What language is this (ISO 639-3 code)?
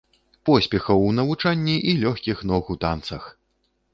bel